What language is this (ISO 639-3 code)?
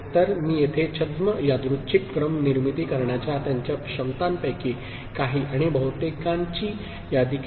mar